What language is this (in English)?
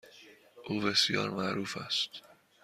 Persian